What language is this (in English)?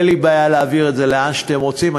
Hebrew